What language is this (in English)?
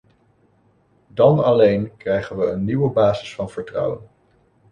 Dutch